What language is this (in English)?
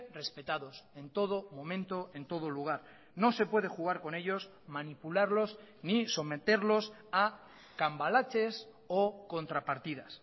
Spanish